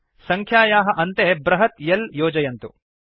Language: Sanskrit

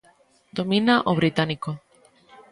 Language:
Galician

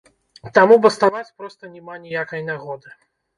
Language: Belarusian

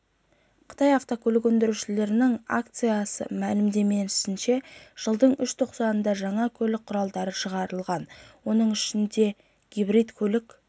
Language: Kazakh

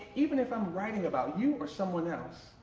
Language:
English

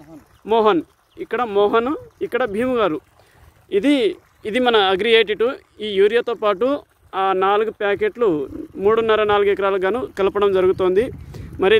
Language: Hindi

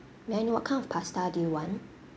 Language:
English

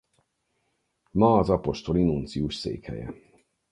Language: Hungarian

